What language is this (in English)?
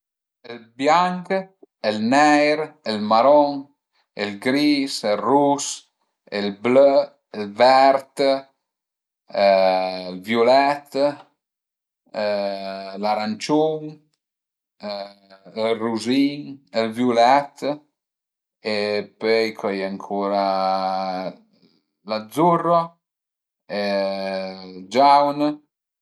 Piedmontese